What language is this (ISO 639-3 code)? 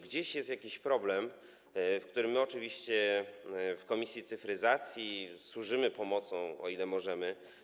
pol